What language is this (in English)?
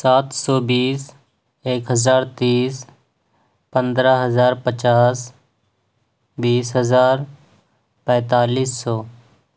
Urdu